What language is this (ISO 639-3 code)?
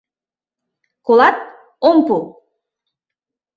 chm